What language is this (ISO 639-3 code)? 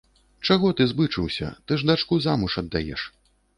bel